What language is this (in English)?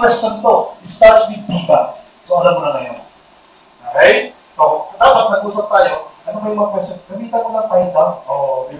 Filipino